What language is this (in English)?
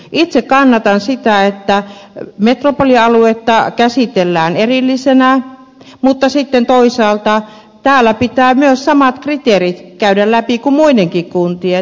Finnish